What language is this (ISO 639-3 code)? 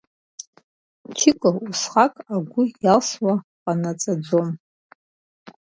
abk